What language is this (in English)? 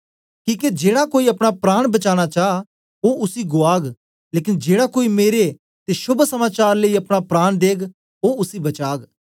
Dogri